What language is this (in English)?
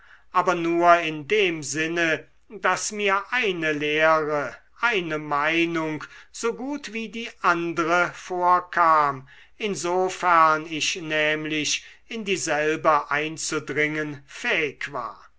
German